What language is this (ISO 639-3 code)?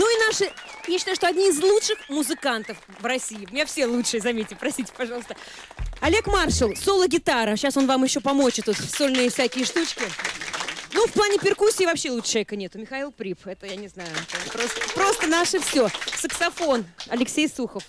rus